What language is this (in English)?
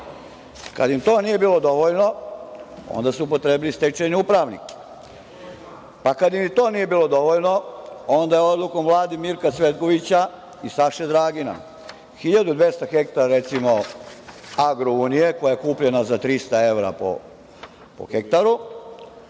Serbian